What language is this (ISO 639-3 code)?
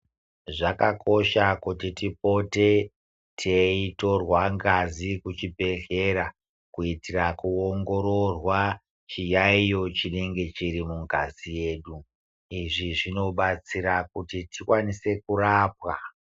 ndc